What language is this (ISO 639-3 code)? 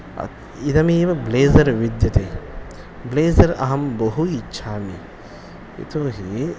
san